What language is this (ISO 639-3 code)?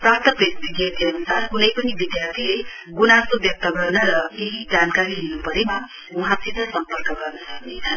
nep